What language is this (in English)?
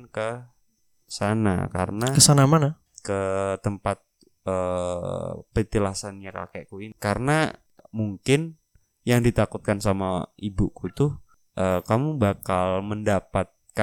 Indonesian